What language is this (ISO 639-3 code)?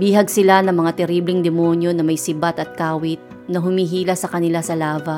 fil